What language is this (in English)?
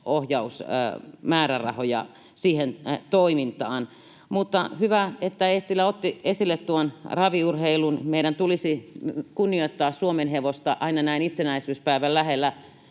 Finnish